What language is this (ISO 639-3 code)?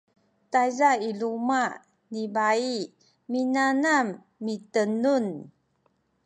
szy